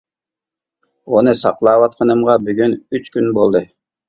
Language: Uyghur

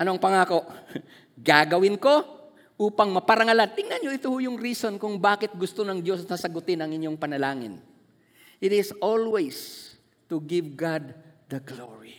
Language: Filipino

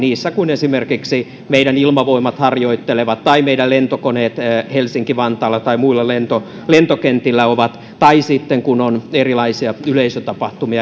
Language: Finnish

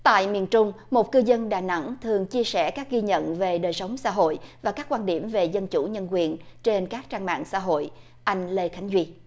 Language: Vietnamese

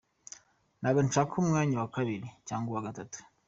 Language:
Kinyarwanda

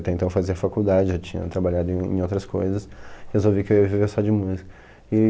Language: Portuguese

